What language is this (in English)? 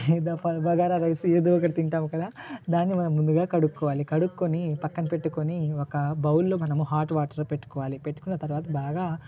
Telugu